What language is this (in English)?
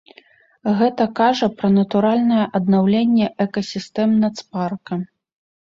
Belarusian